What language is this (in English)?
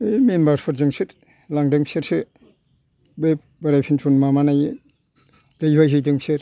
Bodo